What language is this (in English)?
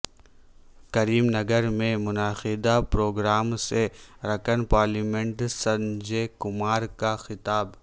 Urdu